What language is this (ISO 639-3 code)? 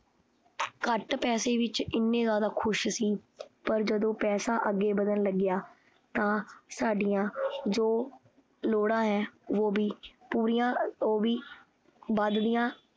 pan